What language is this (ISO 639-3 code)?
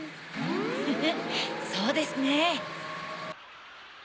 jpn